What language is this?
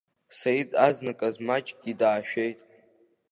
Abkhazian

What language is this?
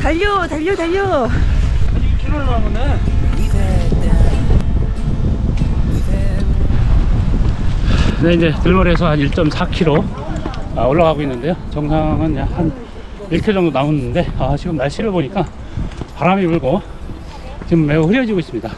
Korean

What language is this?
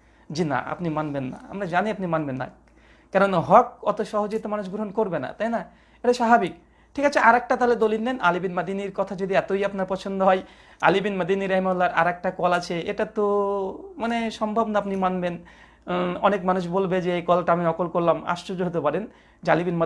Bangla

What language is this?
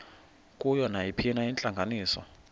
Xhosa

